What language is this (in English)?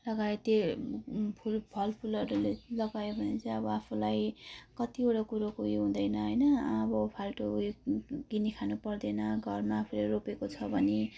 Nepali